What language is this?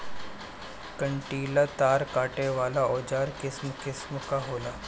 Bhojpuri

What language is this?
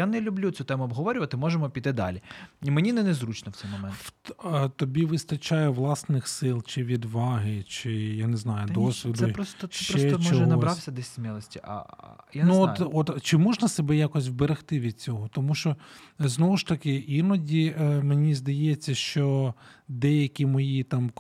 Ukrainian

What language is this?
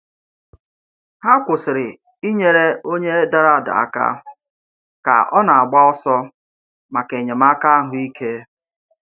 Igbo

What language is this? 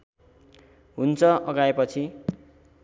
Nepali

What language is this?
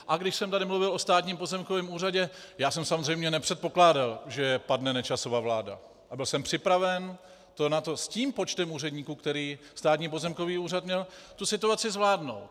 Czech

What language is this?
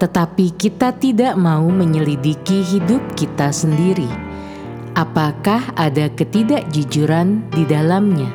Indonesian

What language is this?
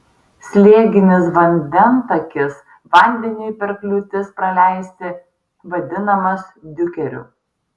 Lithuanian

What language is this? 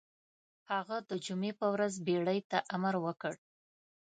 Pashto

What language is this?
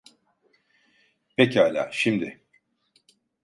Turkish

